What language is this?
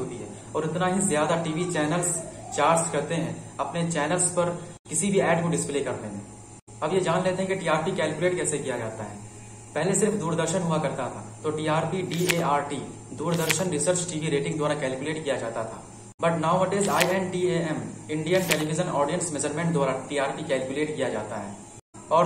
Hindi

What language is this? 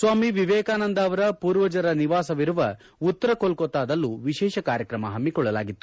Kannada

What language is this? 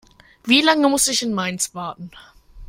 German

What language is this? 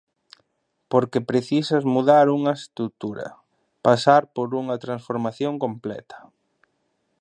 Galician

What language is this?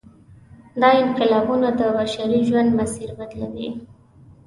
Pashto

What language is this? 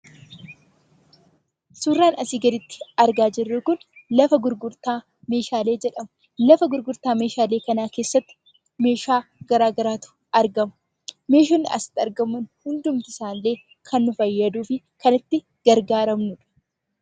Oromo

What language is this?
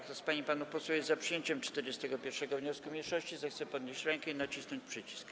Polish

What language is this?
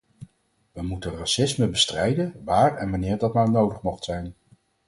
Dutch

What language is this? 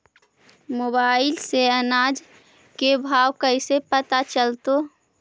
Magahi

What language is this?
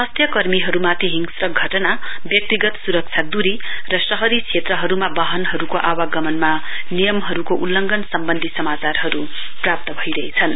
Nepali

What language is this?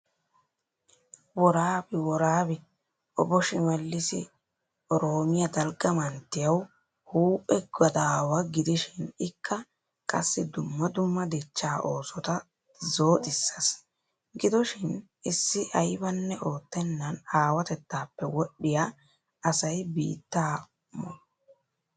Wolaytta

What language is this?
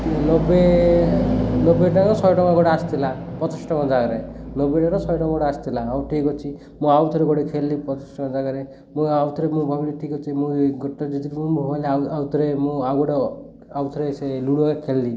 Odia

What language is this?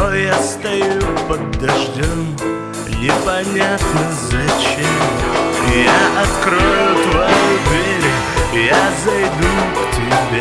Russian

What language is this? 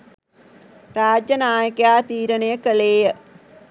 Sinhala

